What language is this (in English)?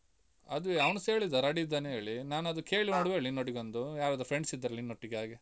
Kannada